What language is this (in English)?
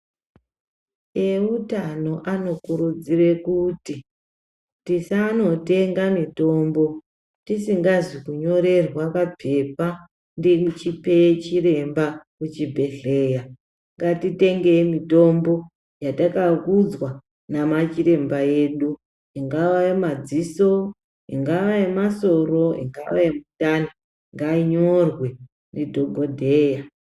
Ndau